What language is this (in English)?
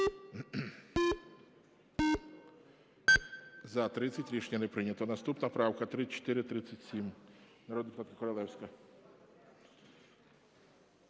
Ukrainian